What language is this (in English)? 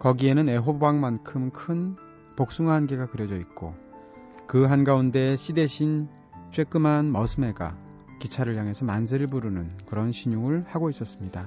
Korean